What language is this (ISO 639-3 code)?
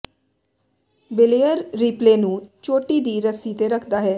pan